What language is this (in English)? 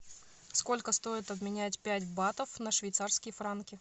Russian